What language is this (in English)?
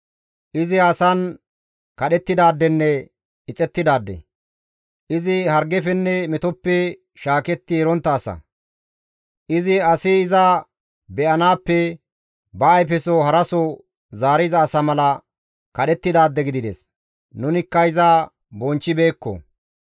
Gamo